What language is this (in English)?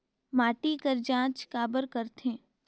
Chhattisgarhi